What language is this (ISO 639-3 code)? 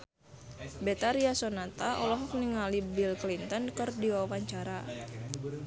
sun